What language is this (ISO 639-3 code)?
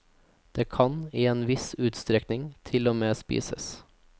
nor